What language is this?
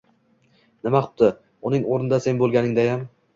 Uzbek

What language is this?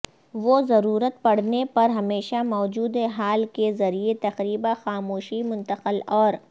Urdu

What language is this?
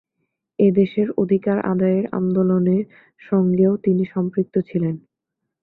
Bangla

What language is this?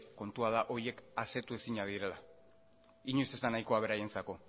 Basque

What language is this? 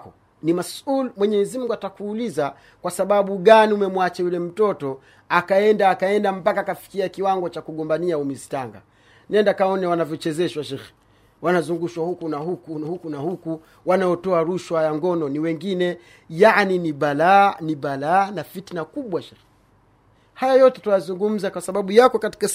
Swahili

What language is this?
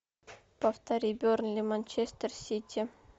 Russian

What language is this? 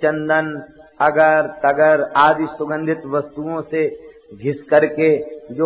Hindi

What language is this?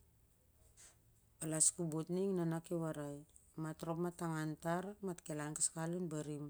Siar-Lak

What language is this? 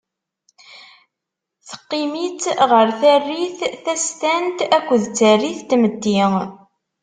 Kabyle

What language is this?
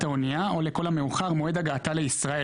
Hebrew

